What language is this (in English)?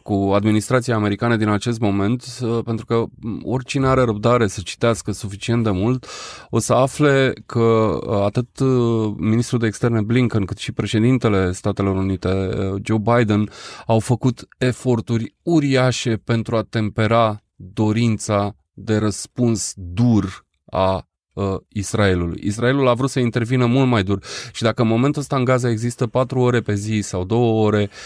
Romanian